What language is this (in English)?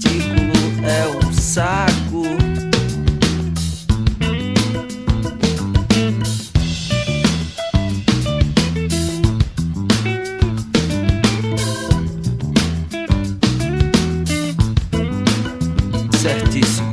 Portuguese